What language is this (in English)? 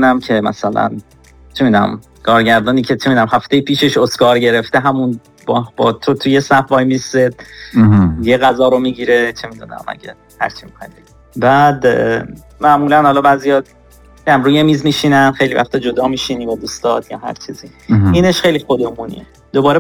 Persian